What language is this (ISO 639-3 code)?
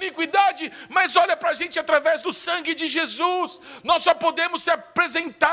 por